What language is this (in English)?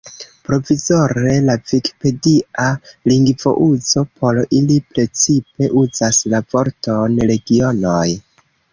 Esperanto